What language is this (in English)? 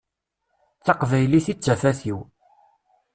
Kabyle